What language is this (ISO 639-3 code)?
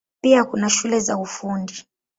swa